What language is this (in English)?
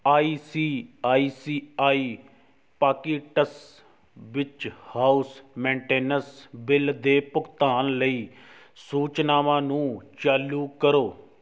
Punjabi